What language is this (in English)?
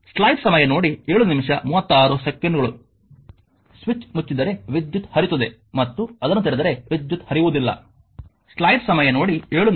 Kannada